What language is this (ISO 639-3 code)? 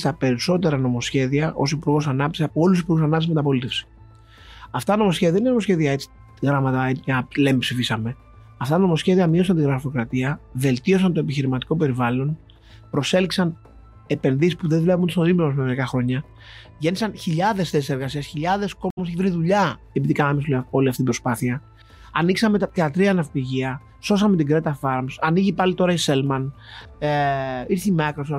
ell